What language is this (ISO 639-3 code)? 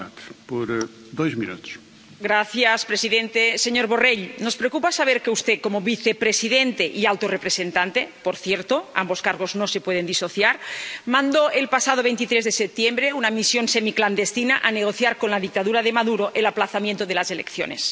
spa